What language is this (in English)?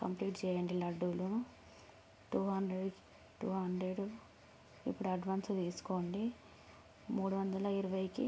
Telugu